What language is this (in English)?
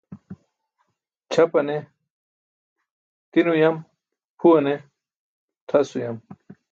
Burushaski